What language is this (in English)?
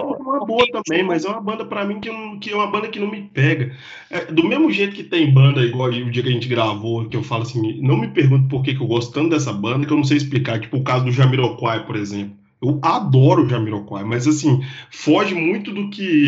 Portuguese